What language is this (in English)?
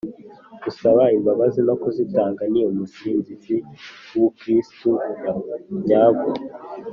Kinyarwanda